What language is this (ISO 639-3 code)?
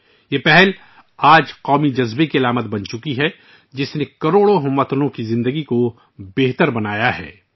urd